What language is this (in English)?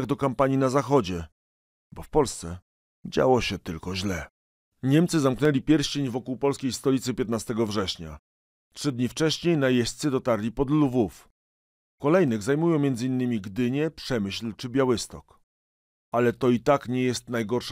Polish